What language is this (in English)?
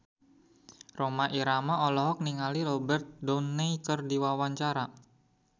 Sundanese